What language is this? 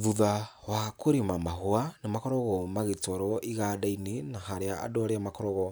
Kikuyu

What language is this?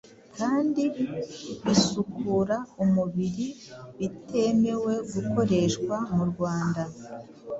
Kinyarwanda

